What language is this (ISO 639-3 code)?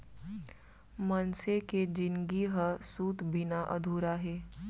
hne